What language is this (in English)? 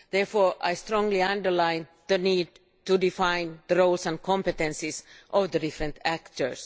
English